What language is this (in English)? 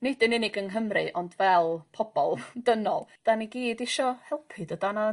Welsh